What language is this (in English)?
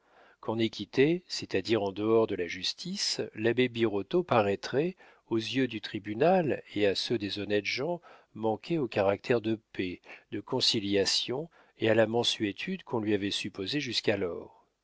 French